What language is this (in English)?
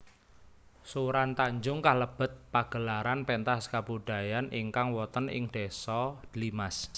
Javanese